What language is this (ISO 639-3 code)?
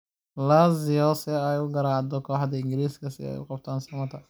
som